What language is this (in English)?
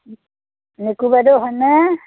Assamese